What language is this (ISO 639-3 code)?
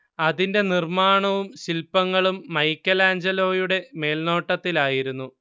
mal